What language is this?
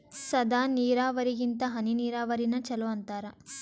Kannada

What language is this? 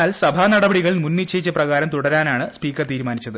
Malayalam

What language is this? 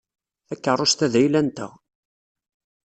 Kabyle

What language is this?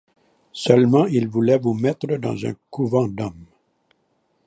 French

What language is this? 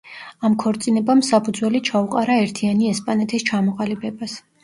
Georgian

